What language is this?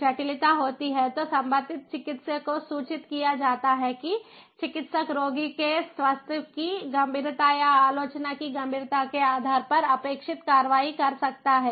Hindi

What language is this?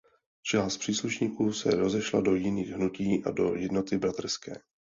Czech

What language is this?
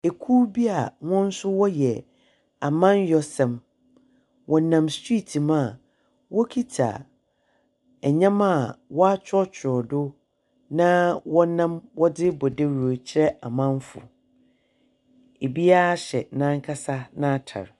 Akan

